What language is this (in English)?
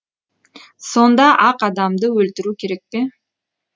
Kazakh